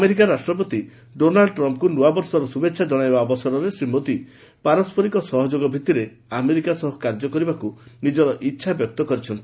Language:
Odia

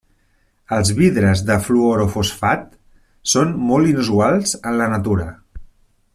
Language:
Catalan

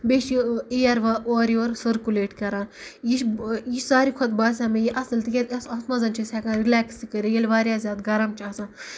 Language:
Kashmiri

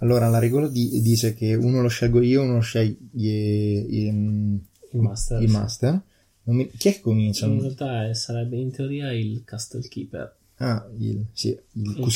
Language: Italian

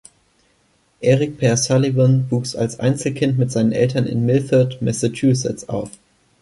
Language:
German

